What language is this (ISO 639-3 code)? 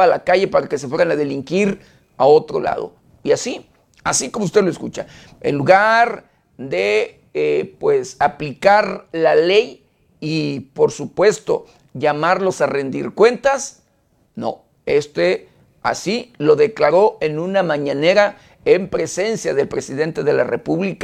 spa